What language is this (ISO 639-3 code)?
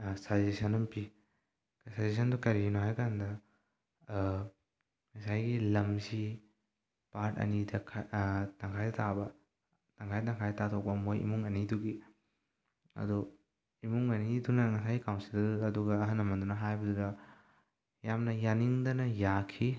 mni